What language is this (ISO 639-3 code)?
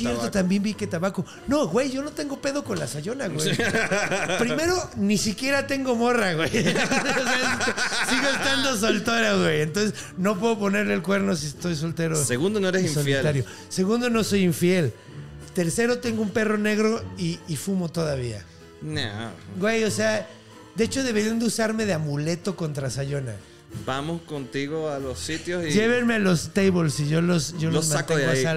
spa